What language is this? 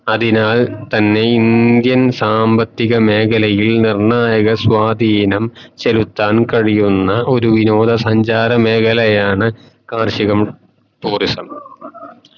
Malayalam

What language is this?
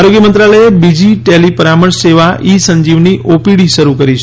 Gujarati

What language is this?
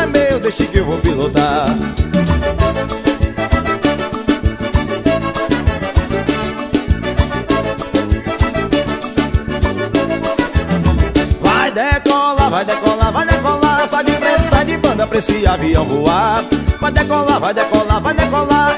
Portuguese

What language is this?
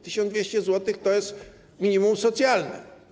Polish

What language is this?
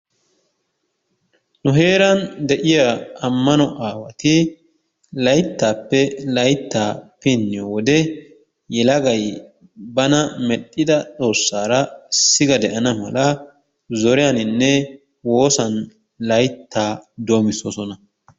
Wolaytta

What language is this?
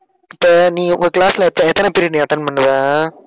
Tamil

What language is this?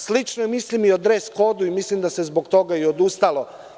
Serbian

